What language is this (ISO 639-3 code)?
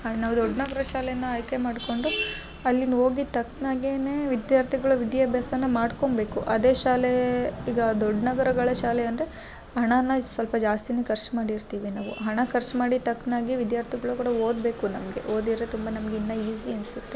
kan